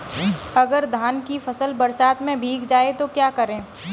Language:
Hindi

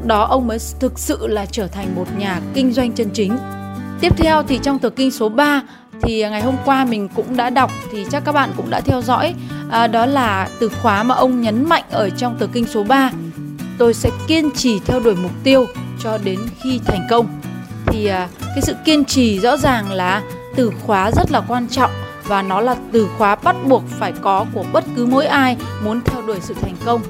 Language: Vietnamese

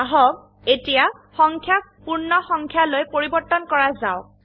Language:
Assamese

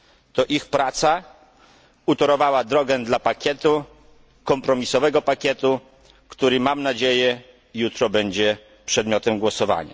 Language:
Polish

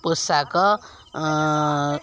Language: Odia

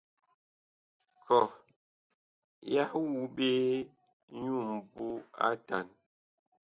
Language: Bakoko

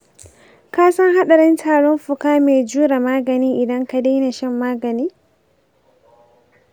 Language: Hausa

